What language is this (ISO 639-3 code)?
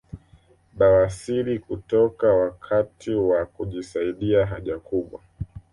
swa